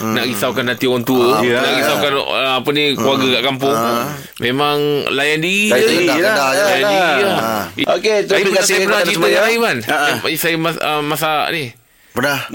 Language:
Malay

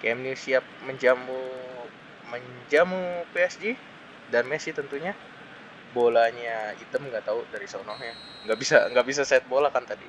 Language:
Indonesian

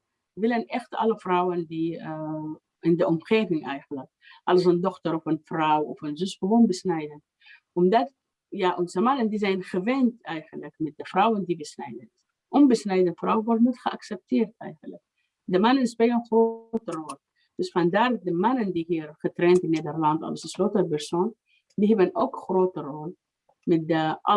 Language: Dutch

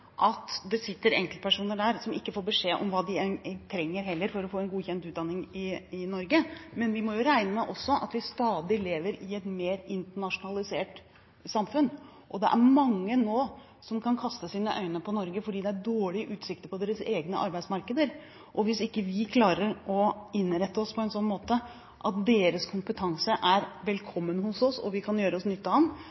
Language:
Norwegian Bokmål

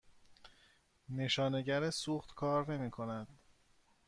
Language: Persian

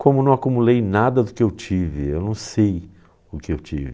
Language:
Portuguese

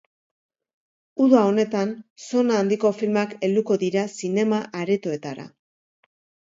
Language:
Basque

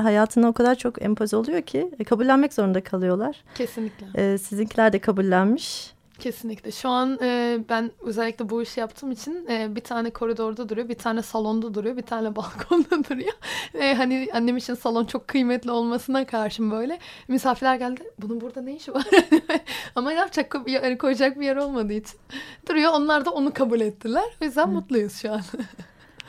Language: Turkish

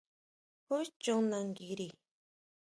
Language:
Huautla Mazatec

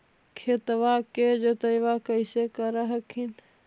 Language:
Magahi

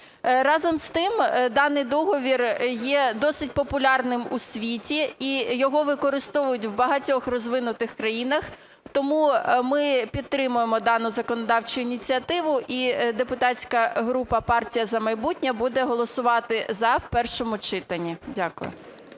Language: Ukrainian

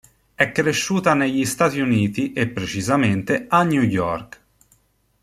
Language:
Italian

